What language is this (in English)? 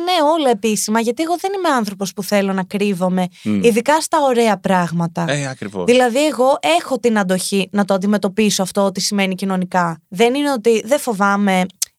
Greek